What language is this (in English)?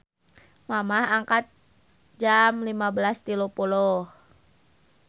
Sundanese